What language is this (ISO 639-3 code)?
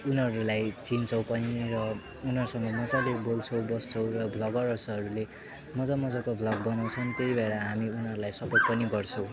nep